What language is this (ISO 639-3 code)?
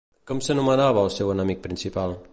cat